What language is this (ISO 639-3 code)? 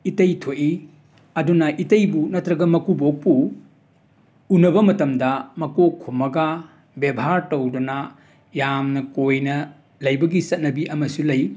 mni